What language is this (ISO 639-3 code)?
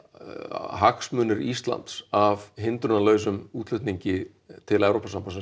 isl